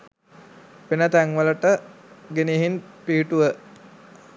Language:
Sinhala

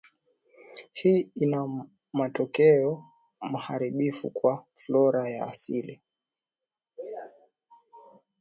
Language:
Swahili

